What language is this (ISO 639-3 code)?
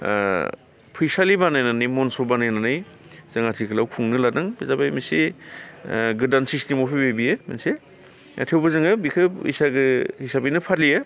brx